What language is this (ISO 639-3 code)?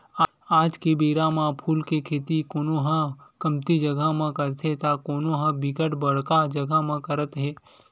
hne